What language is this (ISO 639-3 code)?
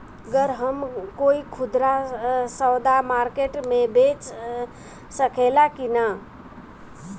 bho